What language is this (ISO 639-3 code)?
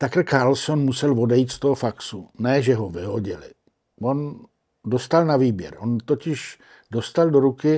ces